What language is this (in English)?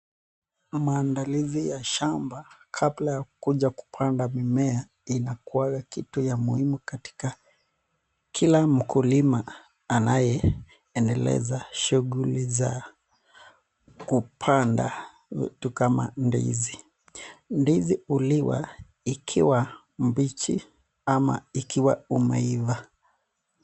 Swahili